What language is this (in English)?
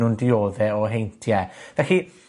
Welsh